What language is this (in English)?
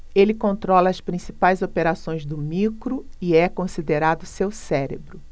Portuguese